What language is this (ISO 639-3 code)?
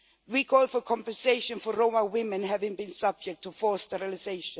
eng